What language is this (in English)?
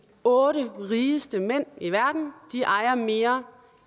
Danish